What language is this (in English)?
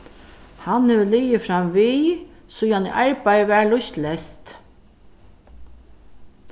Faroese